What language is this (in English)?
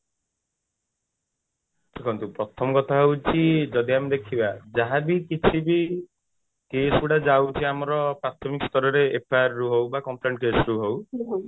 Odia